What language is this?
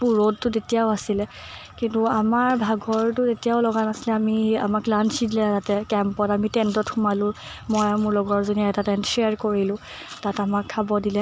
Assamese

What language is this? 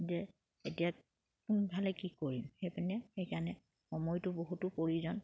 Assamese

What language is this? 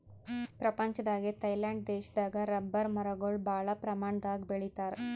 Kannada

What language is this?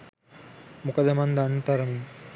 Sinhala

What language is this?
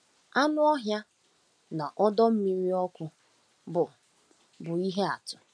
Igbo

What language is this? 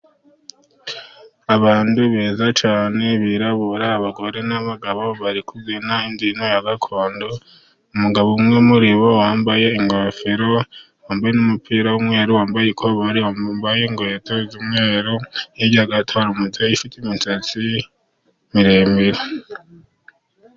Kinyarwanda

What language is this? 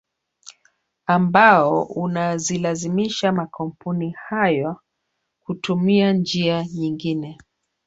Swahili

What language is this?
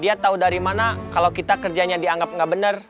Indonesian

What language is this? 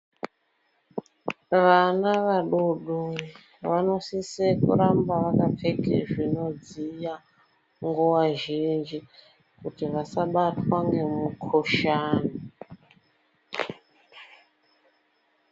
Ndau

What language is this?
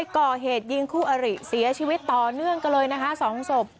Thai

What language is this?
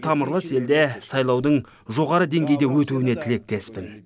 Kazakh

